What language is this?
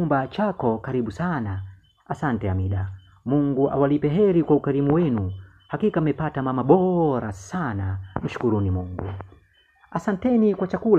Swahili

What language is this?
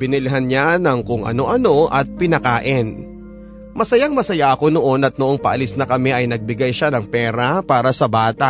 Filipino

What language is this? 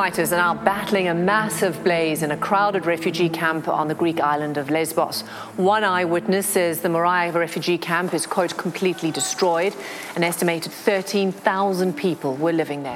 Dutch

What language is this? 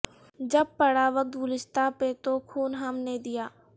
Urdu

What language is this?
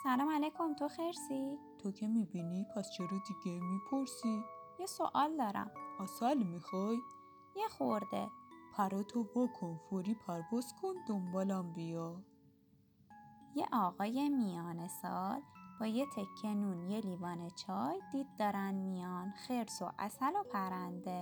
Persian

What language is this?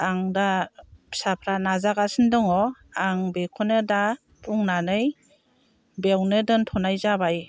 Bodo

